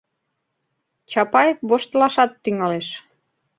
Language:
Mari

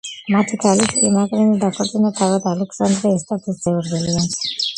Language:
Georgian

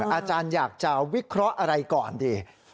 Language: Thai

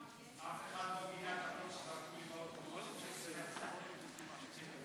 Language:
Hebrew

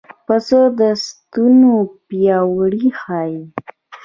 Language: Pashto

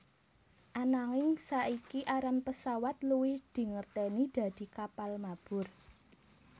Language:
Javanese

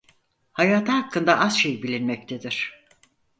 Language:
Turkish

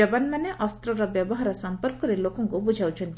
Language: Odia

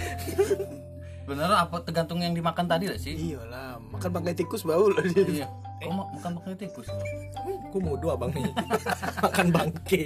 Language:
Indonesian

